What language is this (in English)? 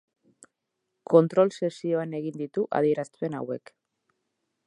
Basque